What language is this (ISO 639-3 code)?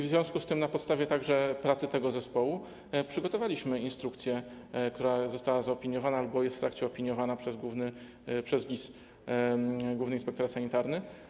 pol